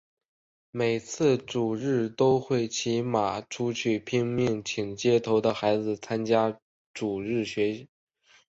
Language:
Chinese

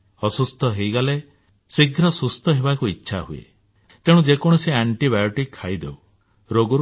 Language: Odia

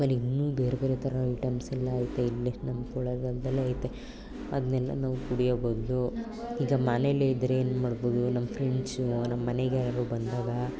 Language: Kannada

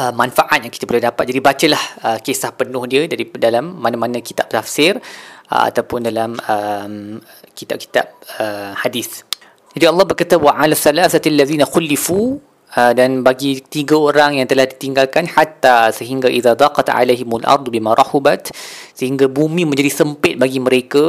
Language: Malay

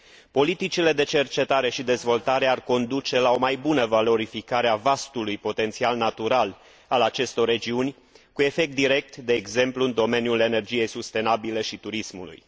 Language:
Romanian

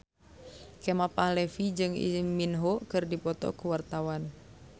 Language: Sundanese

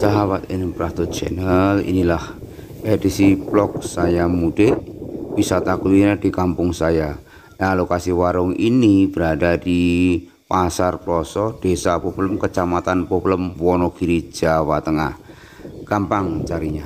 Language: Indonesian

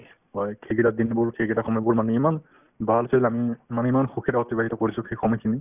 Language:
Assamese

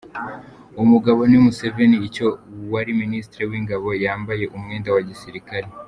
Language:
Kinyarwanda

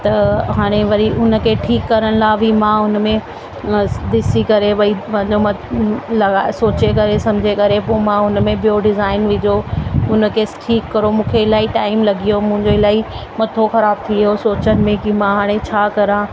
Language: Sindhi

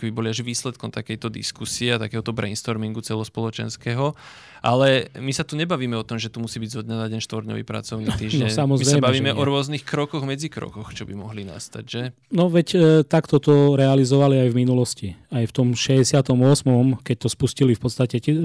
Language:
Slovak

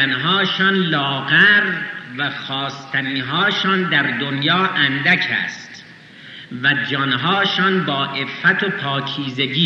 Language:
Persian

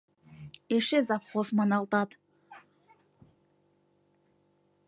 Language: Mari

